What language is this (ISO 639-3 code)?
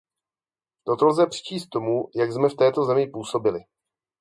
ces